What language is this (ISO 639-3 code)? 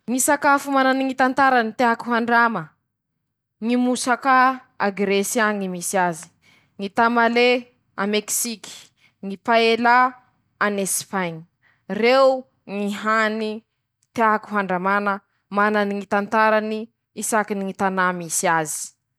msh